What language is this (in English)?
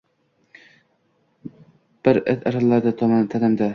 Uzbek